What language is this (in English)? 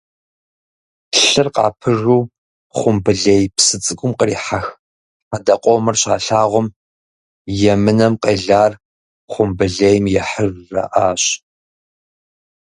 Kabardian